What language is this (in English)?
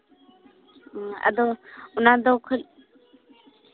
Santali